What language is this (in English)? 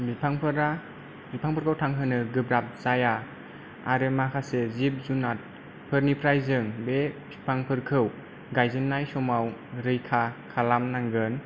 Bodo